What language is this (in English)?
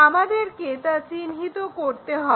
Bangla